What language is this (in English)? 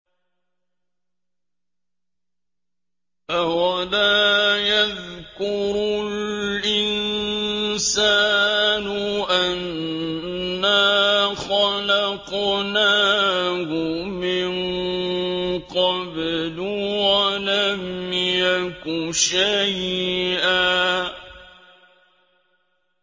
Arabic